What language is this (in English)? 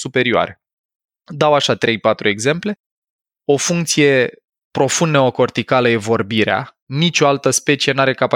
Romanian